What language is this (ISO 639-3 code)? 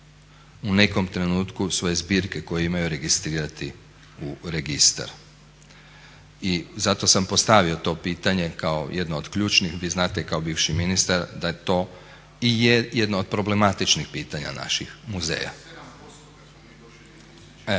hrv